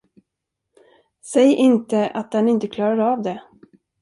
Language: Swedish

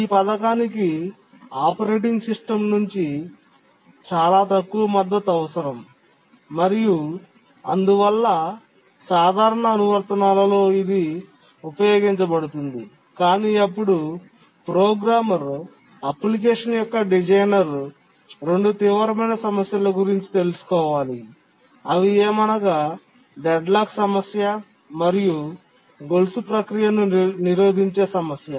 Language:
Telugu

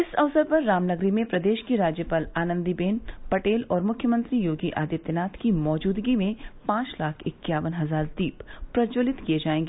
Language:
Hindi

